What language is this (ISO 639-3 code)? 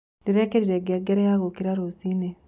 kik